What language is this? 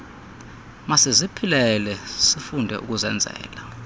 Xhosa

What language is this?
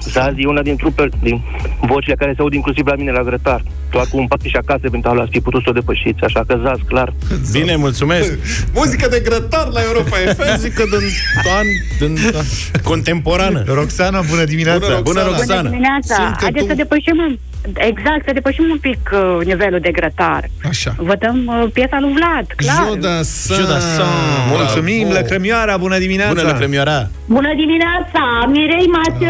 Romanian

